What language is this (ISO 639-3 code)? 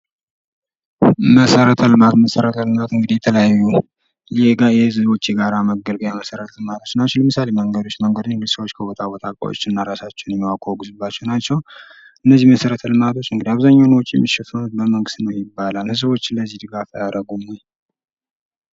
amh